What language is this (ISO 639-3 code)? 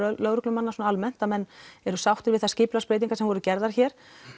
isl